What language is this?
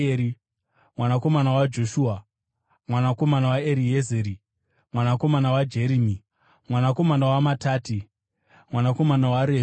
Shona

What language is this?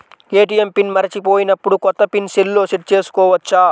Telugu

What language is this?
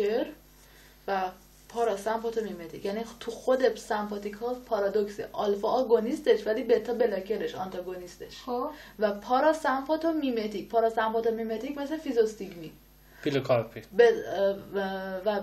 Persian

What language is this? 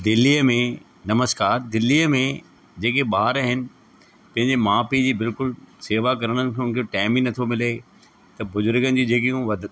Sindhi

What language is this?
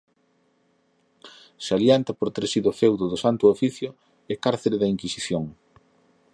Galician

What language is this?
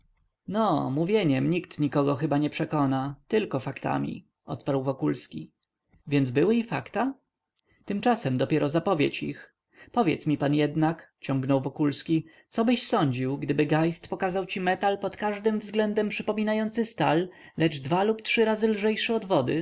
Polish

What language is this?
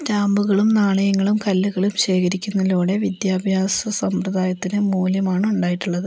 Malayalam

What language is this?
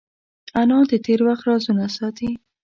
Pashto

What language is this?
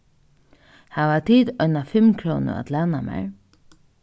Faroese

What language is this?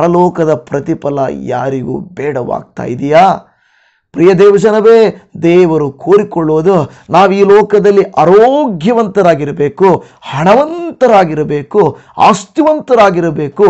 Kannada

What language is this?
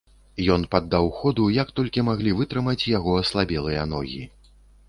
Belarusian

